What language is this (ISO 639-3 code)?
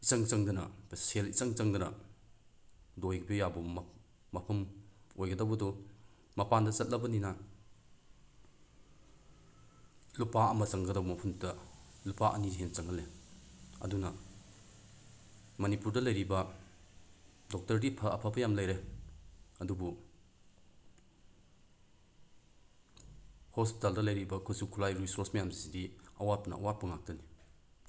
mni